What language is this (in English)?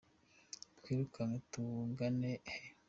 Kinyarwanda